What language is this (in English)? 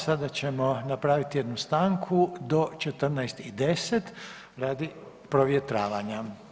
Croatian